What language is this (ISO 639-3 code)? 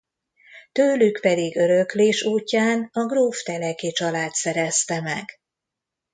hun